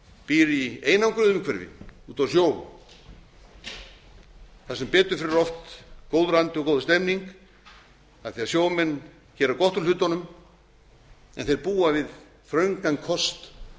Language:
Icelandic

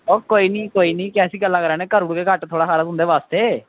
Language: Dogri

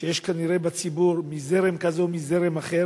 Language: Hebrew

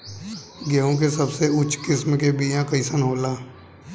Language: Bhojpuri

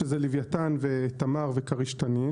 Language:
Hebrew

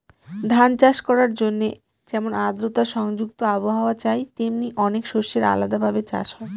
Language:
Bangla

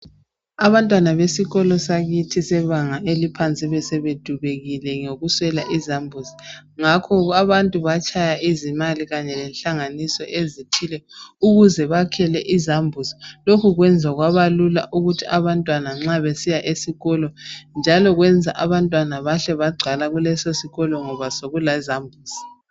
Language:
North Ndebele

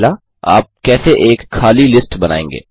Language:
Hindi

